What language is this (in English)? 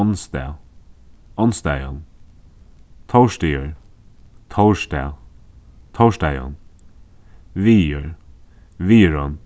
Faroese